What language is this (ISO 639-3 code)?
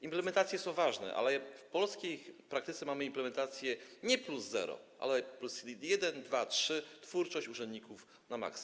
pol